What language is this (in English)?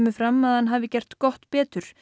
Icelandic